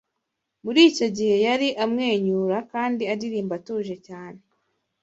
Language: Kinyarwanda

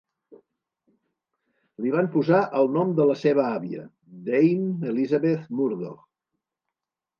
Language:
Catalan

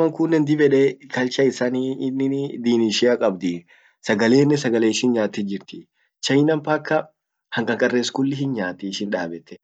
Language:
Orma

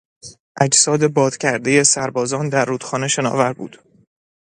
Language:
Persian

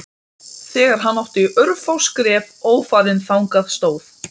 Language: Icelandic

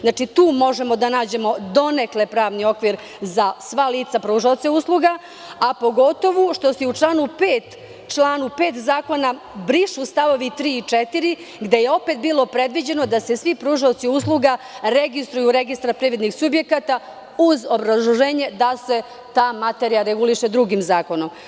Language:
Serbian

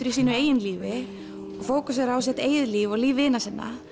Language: Icelandic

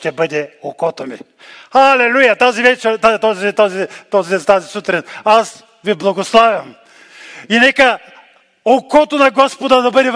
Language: Bulgarian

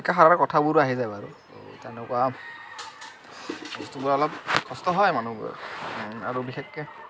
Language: Assamese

